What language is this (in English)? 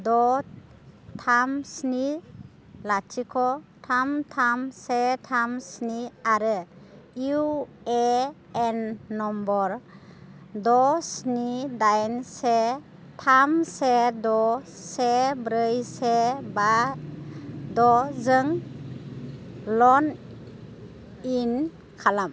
Bodo